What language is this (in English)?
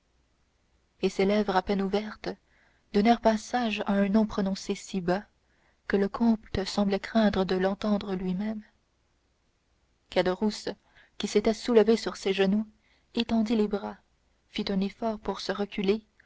French